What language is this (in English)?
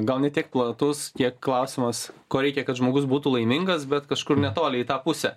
Lithuanian